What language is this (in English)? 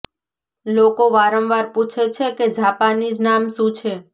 Gujarati